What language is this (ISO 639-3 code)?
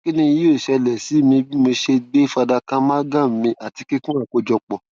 yor